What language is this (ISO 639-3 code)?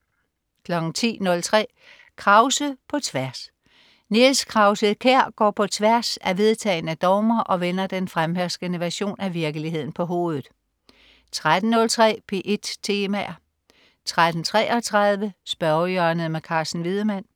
dan